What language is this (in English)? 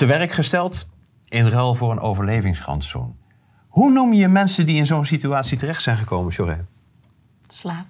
Dutch